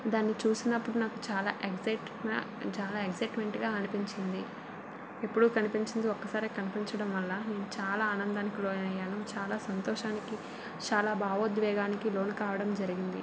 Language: Telugu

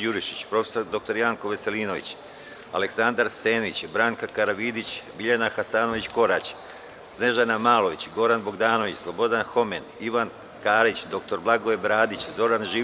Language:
Serbian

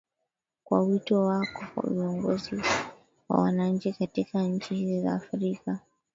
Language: Swahili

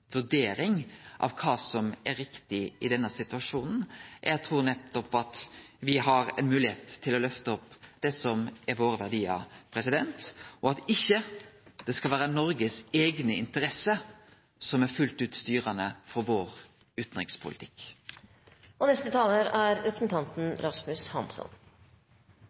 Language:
Norwegian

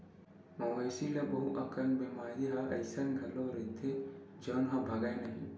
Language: Chhattisgarhi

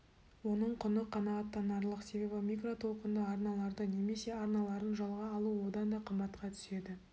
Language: Kazakh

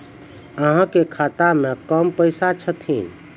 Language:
Maithili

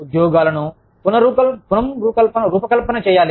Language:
Telugu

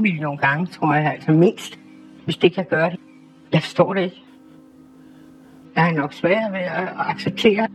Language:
Danish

